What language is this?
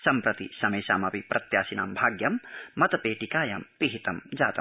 Sanskrit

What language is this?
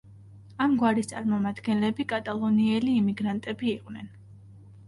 Georgian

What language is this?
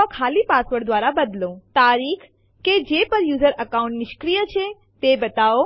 Gujarati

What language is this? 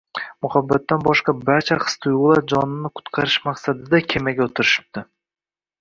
Uzbek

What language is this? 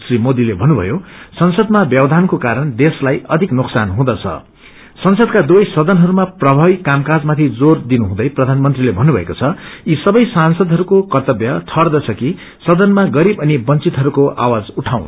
Nepali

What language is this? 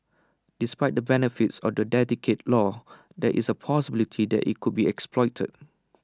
English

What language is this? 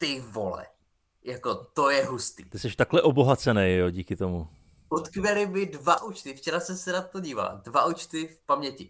Czech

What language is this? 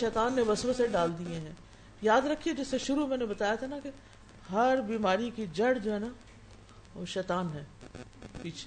Urdu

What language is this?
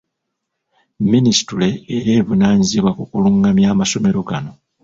Ganda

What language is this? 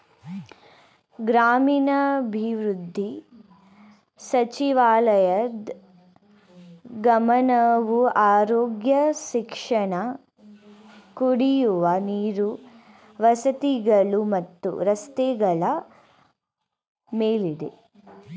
Kannada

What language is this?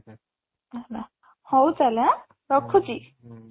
Odia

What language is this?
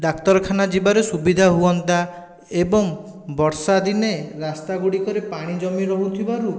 Odia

